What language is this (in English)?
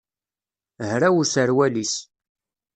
Kabyle